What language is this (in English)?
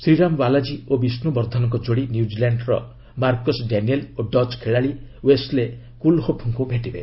Odia